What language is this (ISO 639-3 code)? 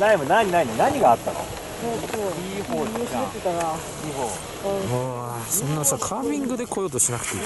jpn